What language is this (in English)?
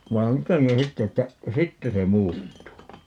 Finnish